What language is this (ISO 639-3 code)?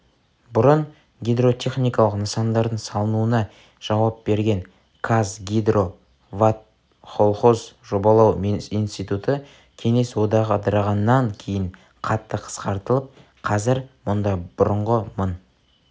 kaz